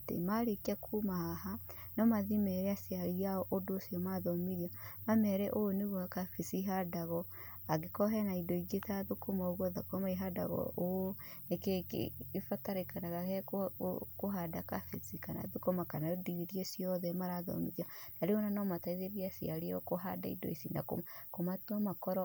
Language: Kikuyu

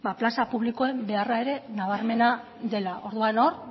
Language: Basque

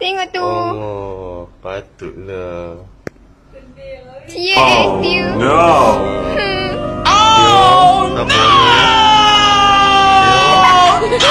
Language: Malay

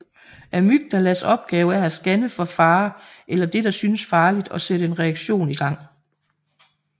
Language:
Danish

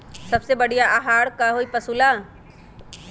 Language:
Magahi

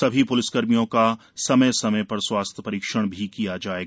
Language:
Hindi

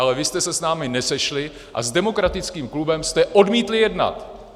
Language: Czech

